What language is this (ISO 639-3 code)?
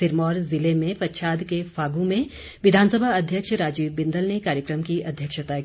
hin